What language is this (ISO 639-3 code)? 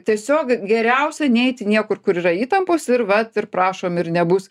lit